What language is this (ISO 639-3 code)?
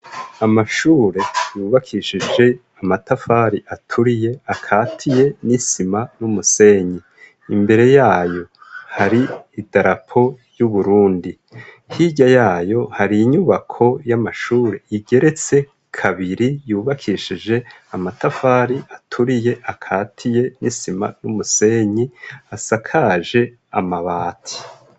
run